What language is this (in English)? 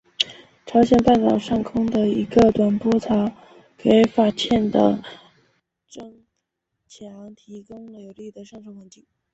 Chinese